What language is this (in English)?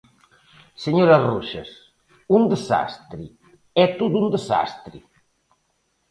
Galician